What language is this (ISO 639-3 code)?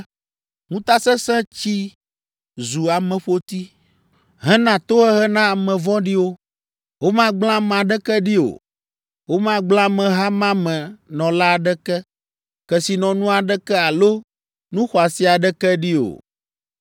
ewe